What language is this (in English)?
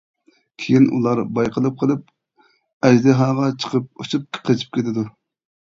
Uyghur